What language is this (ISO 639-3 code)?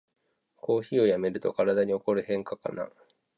jpn